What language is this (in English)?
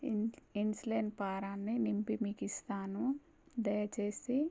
Telugu